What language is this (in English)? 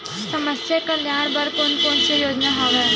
Chhattisgarhi